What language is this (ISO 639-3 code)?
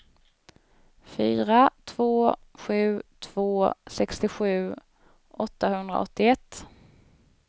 swe